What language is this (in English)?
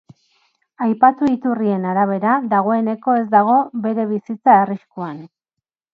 Basque